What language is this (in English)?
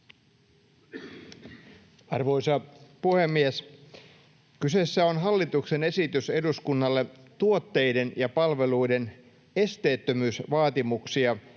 Finnish